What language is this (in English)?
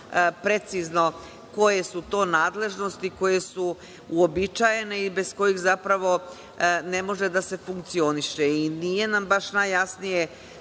Serbian